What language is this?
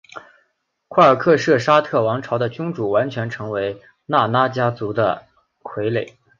Chinese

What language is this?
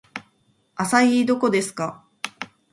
Japanese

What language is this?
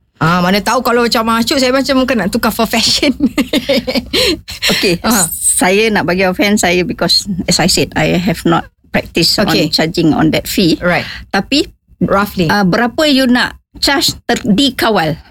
Malay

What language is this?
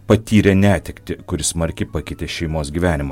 Lithuanian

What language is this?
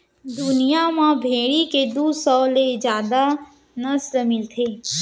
Chhattisgarhi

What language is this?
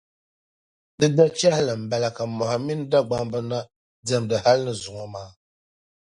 Dagbani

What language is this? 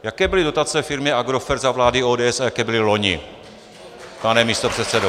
Czech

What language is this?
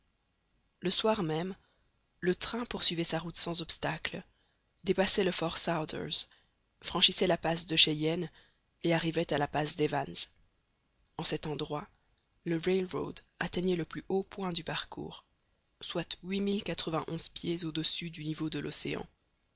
French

